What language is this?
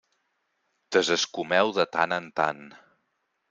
Catalan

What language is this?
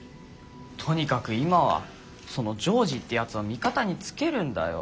Japanese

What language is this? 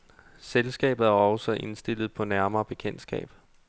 Danish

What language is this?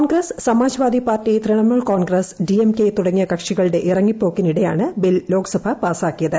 Malayalam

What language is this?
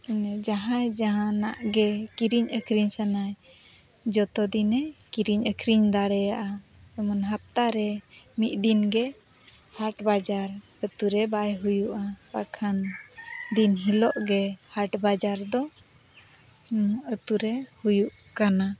Santali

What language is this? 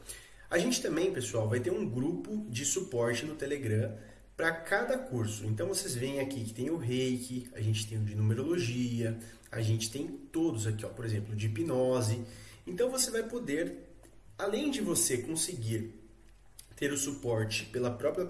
Portuguese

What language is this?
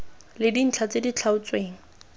Tswana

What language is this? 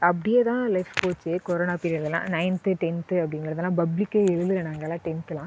Tamil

